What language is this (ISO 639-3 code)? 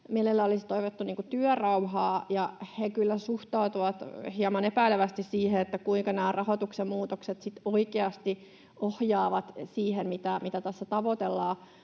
fin